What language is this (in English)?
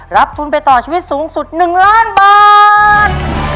Thai